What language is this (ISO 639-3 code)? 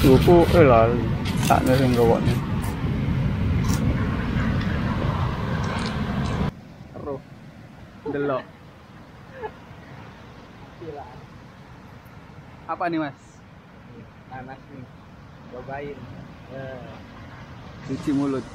ind